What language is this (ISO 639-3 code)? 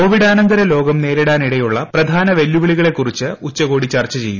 mal